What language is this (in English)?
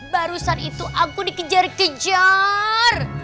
Indonesian